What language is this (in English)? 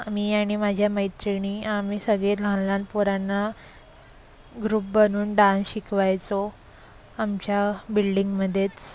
Marathi